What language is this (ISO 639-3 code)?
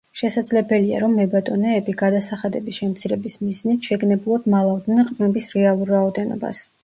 kat